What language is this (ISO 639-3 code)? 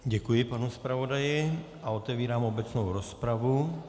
ces